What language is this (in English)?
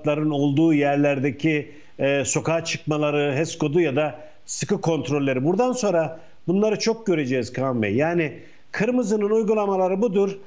Turkish